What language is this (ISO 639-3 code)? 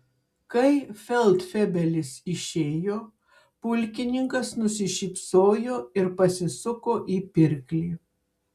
lit